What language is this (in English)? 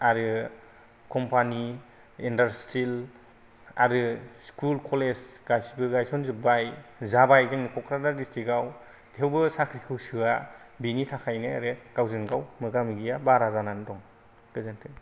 Bodo